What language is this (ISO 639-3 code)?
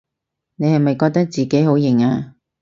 yue